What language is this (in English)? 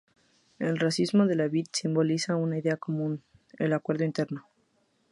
Spanish